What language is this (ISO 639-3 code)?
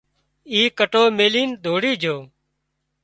kxp